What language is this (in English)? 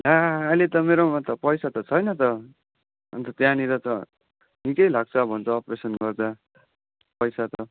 Nepali